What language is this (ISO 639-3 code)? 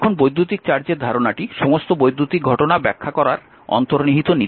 ben